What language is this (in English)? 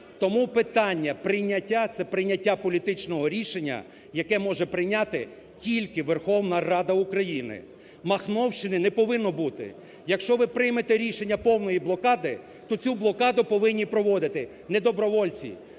Ukrainian